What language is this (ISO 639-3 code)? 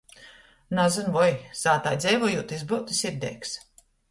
ltg